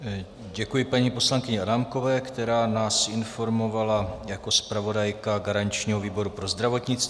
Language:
Czech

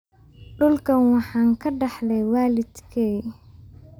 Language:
Somali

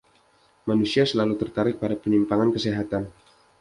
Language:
Indonesian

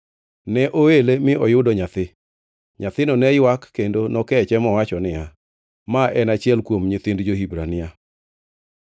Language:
Luo (Kenya and Tanzania)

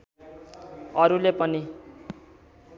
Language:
Nepali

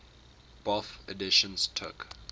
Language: English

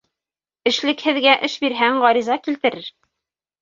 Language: Bashkir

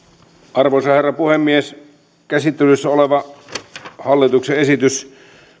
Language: Finnish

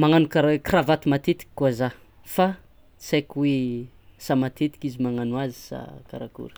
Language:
Tsimihety Malagasy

